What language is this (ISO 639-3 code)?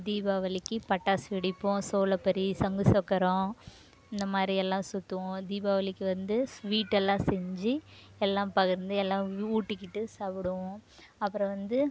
tam